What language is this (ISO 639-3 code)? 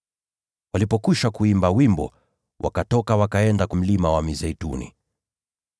swa